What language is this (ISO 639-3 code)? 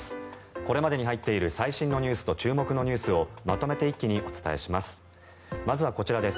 jpn